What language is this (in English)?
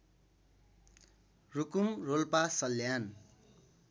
Nepali